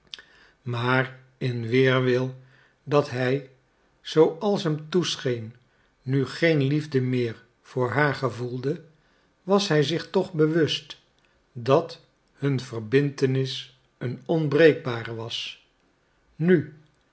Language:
Dutch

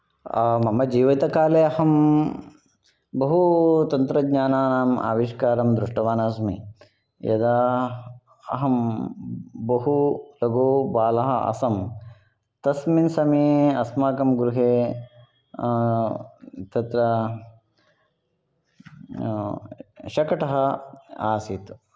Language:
Sanskrit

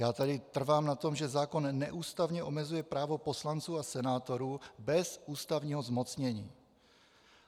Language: Czech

